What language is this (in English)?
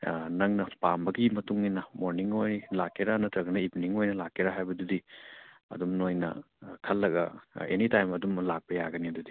Manipuri